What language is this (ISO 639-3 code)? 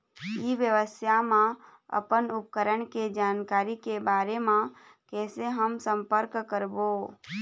hne